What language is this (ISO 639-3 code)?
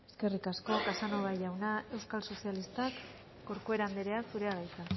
eus